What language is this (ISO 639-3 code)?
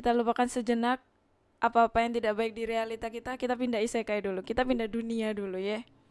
ind